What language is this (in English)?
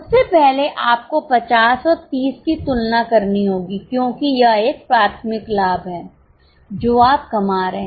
Hindi